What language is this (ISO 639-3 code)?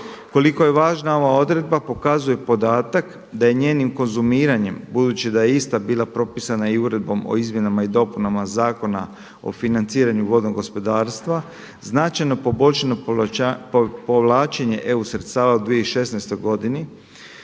hrv